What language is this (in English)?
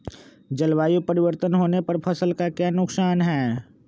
Magahi